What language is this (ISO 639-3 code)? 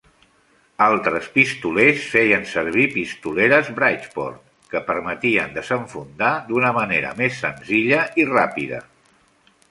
cat